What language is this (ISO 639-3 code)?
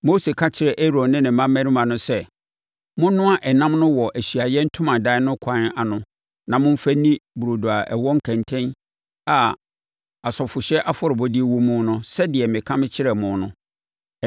aka